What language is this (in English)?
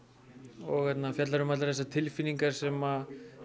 Icelandic